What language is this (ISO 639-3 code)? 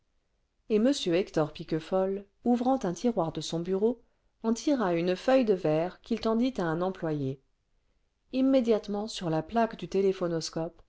fra